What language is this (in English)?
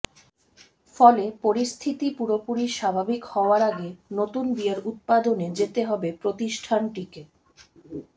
Bangla